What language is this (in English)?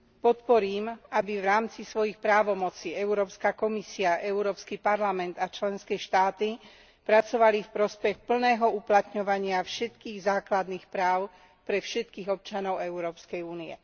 Slovak